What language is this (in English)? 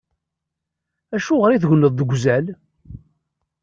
Kabyle